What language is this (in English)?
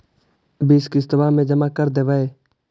Magahi